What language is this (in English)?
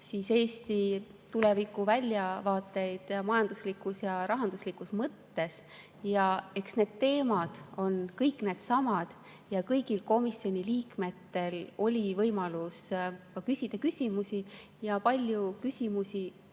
Estonian